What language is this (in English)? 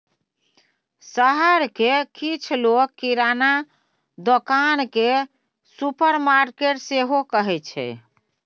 Maithili